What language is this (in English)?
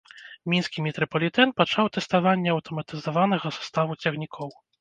Belarusian